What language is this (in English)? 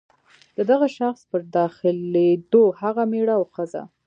Pashto